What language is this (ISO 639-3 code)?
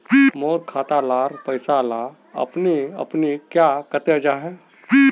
mag